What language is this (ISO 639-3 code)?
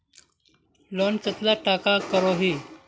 mag